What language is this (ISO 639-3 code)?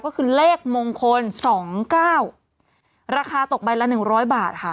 tha